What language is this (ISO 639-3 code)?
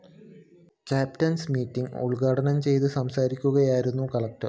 mal